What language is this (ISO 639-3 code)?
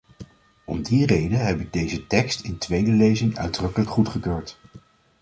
nld